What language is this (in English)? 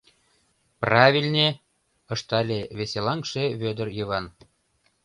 Mari